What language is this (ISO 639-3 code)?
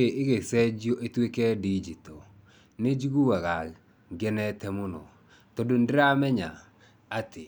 kik